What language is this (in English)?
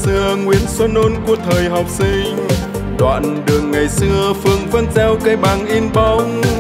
Vietnamese